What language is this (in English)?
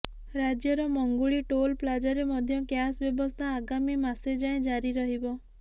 Odia